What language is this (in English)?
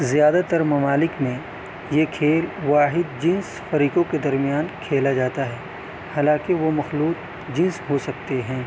Urdu